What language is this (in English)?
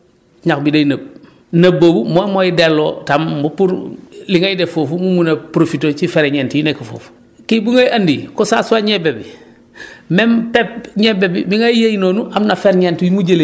Wolof